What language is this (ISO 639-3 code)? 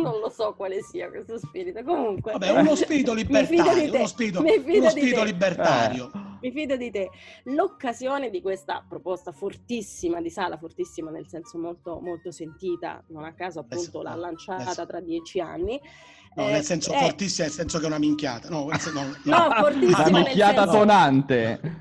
ita